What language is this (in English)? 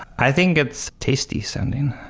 English